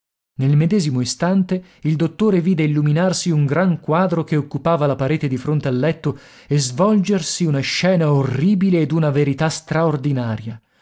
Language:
Italian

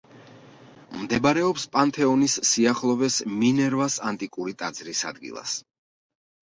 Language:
Georgian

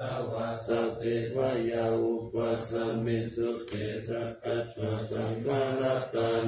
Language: Thai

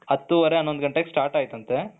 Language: Kannada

